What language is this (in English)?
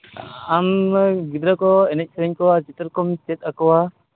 Santali